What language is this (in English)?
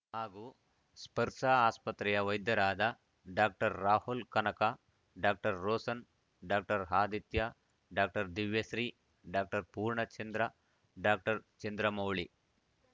Kannada